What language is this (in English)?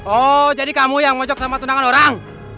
Indonesian